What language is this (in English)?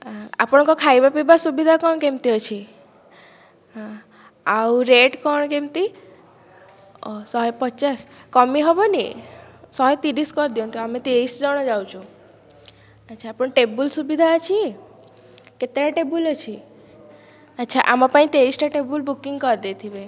Odia